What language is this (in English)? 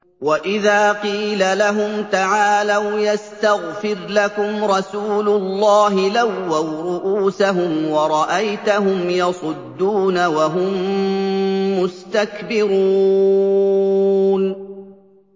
Arabic